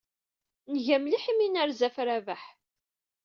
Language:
Kabyle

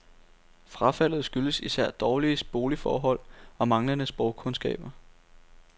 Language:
Danish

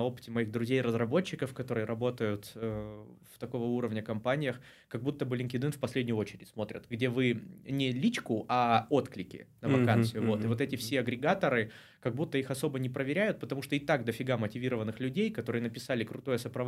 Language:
Russian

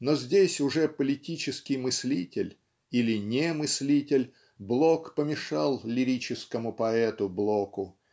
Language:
Russian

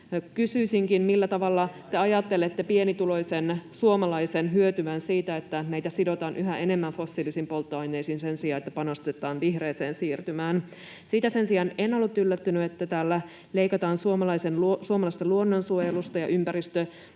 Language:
Finnish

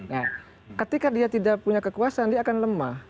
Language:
Indonesian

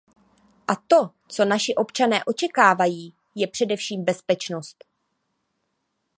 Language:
Czech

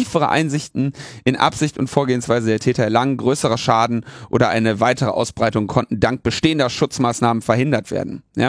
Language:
German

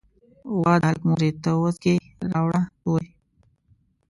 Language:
Pashto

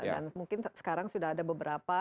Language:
Indonesian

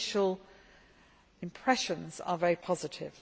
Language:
English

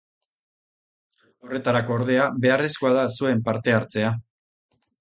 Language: Basque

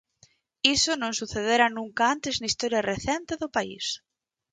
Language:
Galician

